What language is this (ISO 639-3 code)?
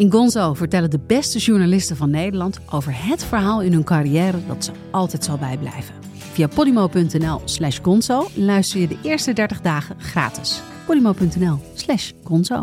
nld